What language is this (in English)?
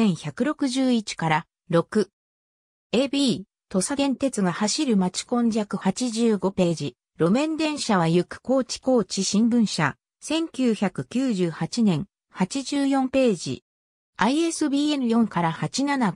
Japanese